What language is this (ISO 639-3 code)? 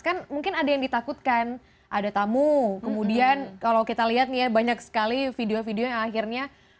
ind